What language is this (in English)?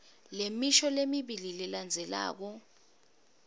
Swati